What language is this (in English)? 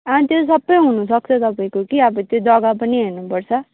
Nepali